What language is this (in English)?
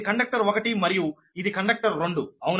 Telugu